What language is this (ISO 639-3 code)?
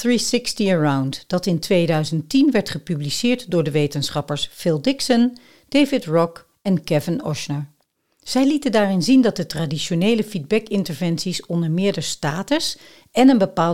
nld